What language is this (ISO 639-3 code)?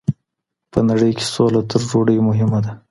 pus